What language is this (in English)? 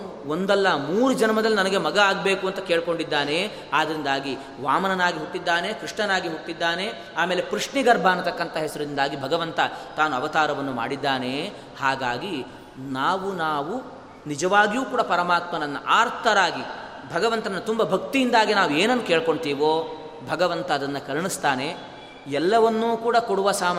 Kannada